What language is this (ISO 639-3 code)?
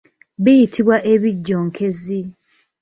lug